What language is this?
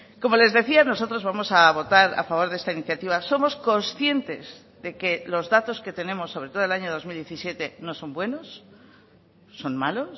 Spanish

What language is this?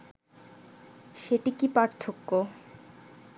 Bangla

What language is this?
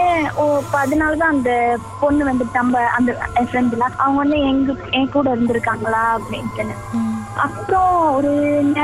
Tamil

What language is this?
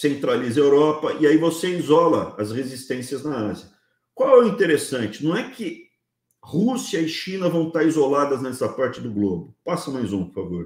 Portuguese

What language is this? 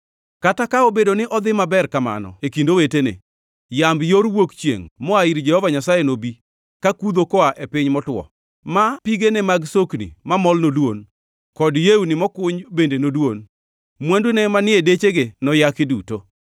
Luo (Kenya and Tanzania)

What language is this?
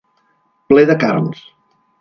Catalan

